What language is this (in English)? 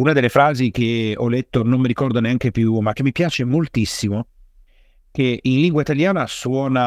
Italian